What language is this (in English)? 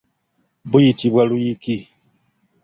Ganda